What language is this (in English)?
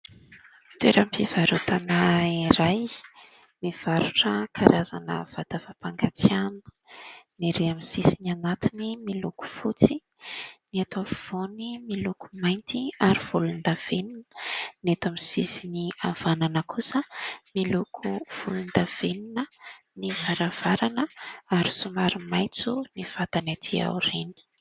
Malagasy